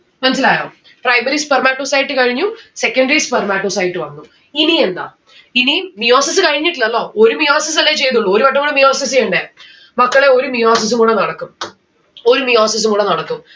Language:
Malayalam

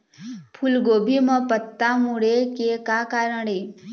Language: Chhattisgarhi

